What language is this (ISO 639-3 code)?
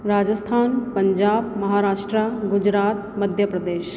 snd